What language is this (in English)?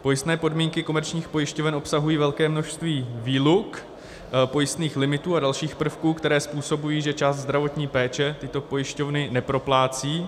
Czech